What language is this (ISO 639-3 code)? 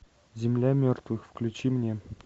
rus